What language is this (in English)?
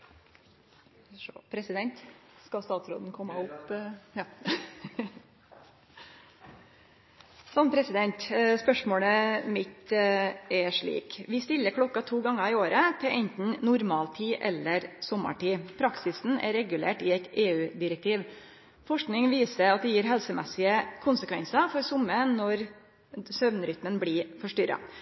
Norwegian